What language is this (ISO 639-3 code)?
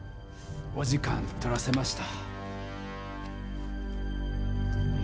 jpn